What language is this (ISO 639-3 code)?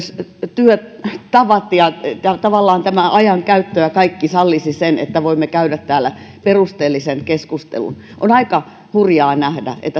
fin